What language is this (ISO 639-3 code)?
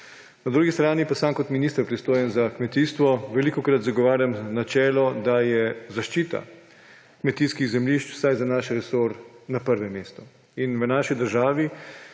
slv